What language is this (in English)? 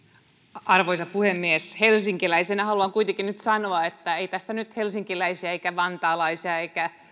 Finnish